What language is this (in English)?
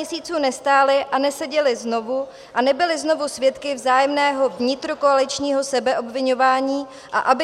Czech